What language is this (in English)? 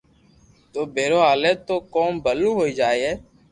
Loarki